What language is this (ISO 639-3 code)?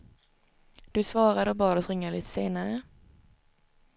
swe